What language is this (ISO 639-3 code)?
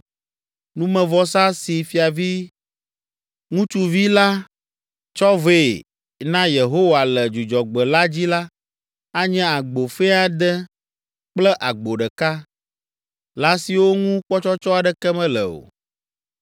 ewe